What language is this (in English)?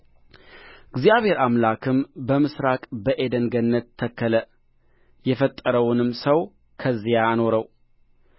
Amharic